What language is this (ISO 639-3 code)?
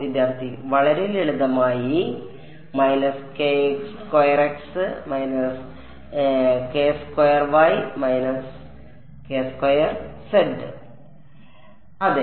mal